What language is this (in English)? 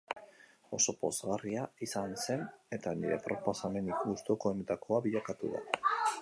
Basque